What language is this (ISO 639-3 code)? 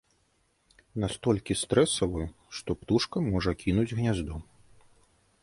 bel